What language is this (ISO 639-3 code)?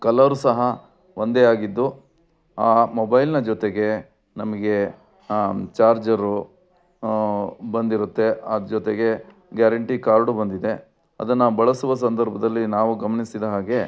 kan